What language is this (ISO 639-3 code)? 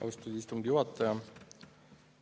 est